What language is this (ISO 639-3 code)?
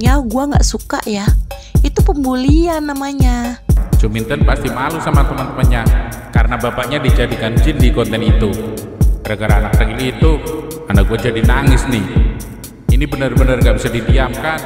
ind